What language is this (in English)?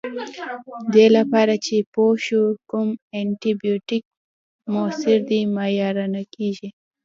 Pashto